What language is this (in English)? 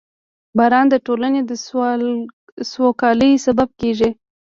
Pashto